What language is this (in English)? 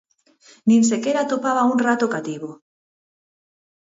Galician